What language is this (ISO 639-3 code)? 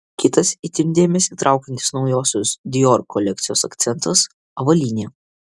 lit